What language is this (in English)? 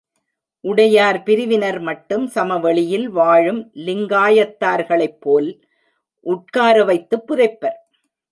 Tamil